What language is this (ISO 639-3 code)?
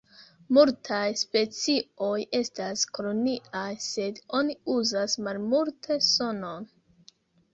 epo